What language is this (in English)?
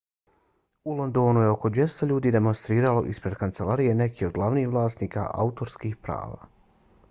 Bosnian